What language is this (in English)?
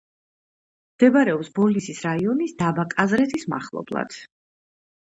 Georgian